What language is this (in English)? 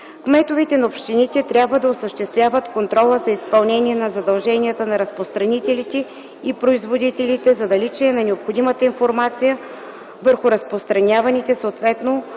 Bulgarian